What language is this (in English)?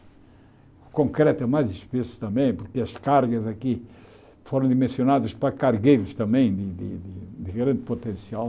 Portuguese